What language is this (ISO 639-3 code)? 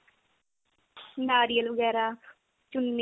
pan